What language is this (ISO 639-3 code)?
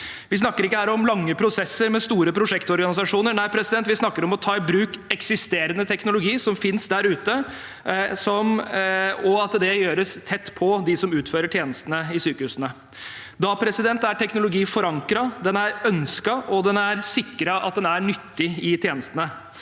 nor